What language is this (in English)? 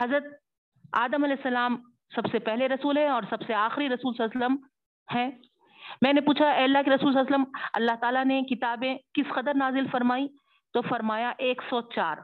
Urdu